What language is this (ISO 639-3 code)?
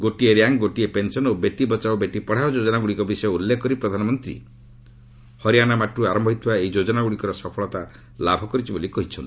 ori